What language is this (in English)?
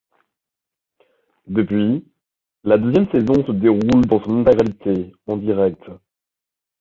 French